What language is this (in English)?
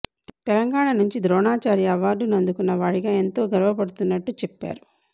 Telugu